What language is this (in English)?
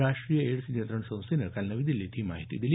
Marathi